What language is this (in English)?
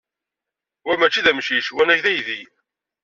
Kabyle